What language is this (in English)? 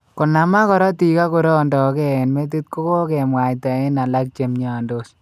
Kalenjin